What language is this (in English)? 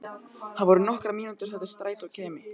Icelandic